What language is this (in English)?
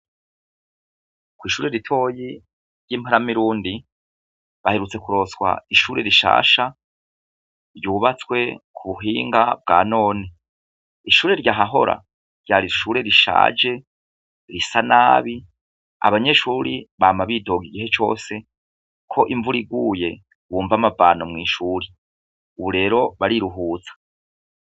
Rundi